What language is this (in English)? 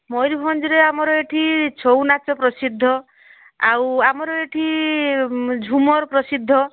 Odia